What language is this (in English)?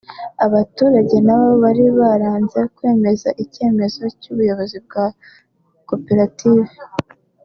Kinyarwanda